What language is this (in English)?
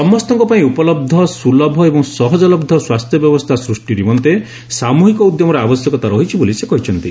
Odia